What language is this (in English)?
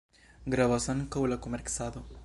Esperanto